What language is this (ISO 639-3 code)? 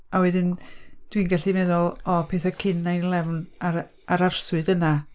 cym